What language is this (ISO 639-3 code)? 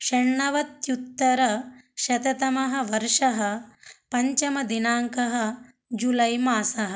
san